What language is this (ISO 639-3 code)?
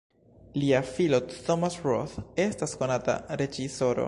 epo